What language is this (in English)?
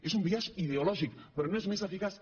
Catalan